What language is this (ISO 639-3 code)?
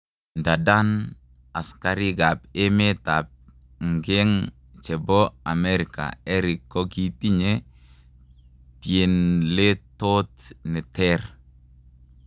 kln